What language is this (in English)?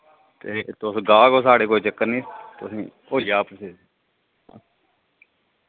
Dogri